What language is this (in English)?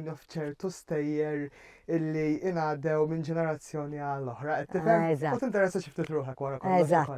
Arabic